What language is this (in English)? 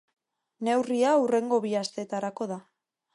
Basque